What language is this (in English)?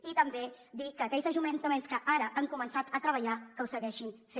Catalan